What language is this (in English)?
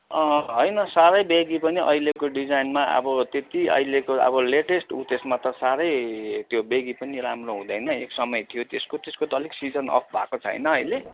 Nepali